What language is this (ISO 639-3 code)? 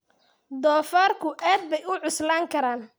som